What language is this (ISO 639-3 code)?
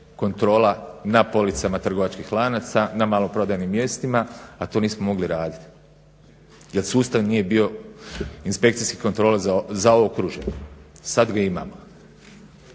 hrv